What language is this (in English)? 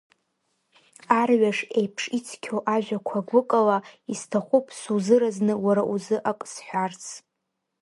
Abkhazian